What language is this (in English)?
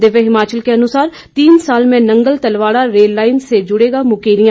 Hindi